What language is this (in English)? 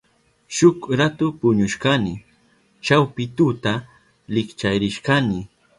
Southern Pastaza Quechua